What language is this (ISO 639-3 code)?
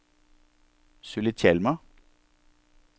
nor